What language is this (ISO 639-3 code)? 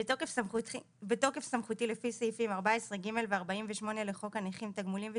heb